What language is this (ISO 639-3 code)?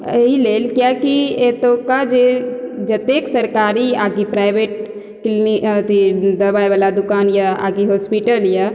mai